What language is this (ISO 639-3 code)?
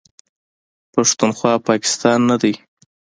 pus